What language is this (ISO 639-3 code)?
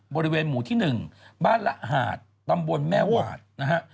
tha